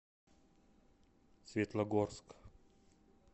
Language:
Russian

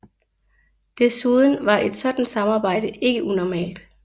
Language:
Danish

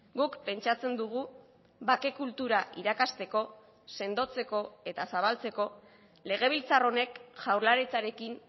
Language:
Basque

